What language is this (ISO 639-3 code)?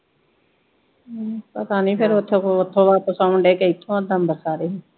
pan